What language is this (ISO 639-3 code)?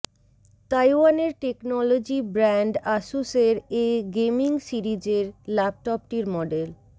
ben